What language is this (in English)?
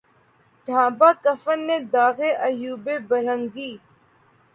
Urdu